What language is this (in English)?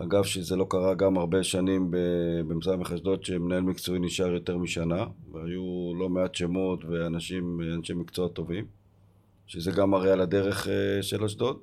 Hebrew